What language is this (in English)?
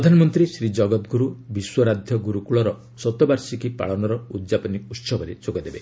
Odia